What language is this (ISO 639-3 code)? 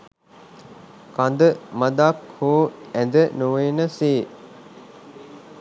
sin